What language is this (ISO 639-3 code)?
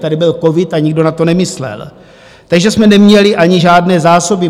ces